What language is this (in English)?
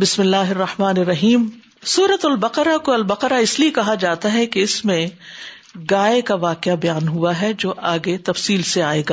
Urdu